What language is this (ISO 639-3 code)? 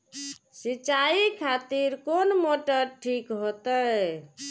mai